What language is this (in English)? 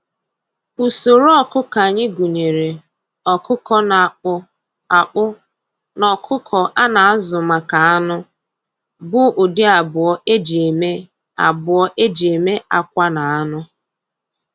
Igbo